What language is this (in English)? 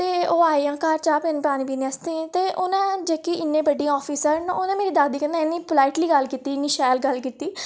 Dogri